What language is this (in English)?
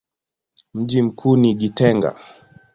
Swahili